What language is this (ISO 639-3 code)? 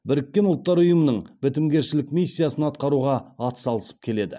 kaz